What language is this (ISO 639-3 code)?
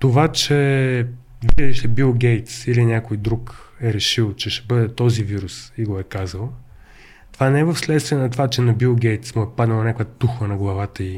bul